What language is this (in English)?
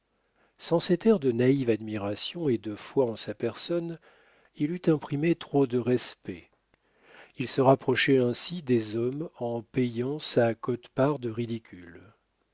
French